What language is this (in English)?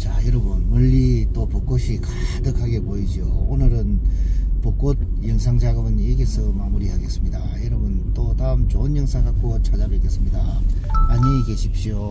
Korean